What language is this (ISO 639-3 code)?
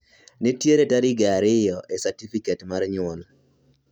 luo